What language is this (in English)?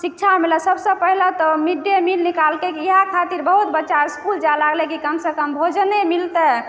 Maithili